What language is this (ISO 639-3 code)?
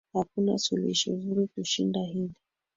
swa